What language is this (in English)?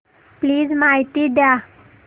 Marathi